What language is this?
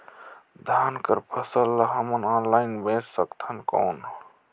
Chhattisgarhi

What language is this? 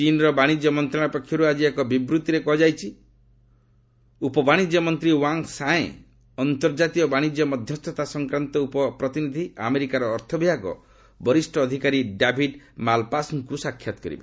Odia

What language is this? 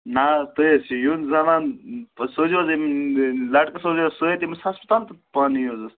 Kashmiri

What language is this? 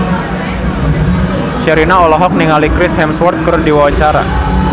Sundanese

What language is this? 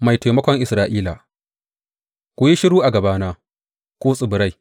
Hausa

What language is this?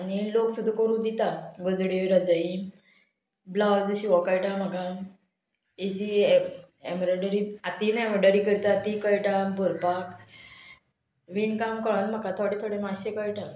Konkani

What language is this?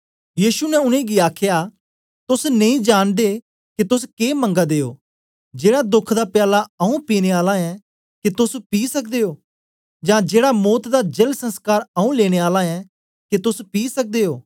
Dogri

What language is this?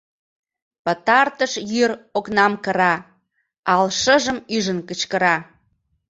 Mari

